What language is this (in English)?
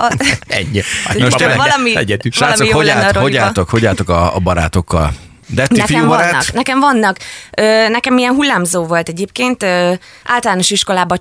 Hungarian